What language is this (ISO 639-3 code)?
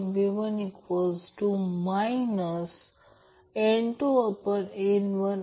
mar